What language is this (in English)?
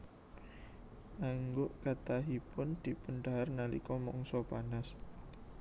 Javanese